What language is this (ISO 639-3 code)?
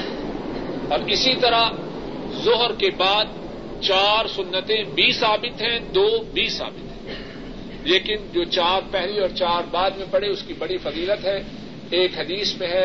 urd